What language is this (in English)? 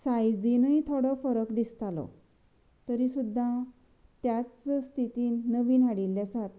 Konkani